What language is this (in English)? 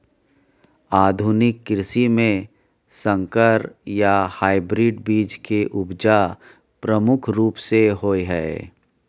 Maithili